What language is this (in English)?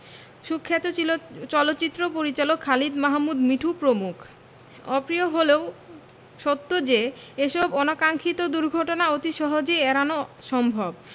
Bangla